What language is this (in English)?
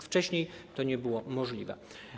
Polish